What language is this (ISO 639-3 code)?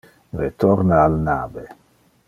ina